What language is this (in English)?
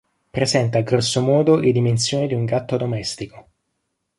Italian